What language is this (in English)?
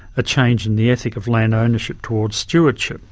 English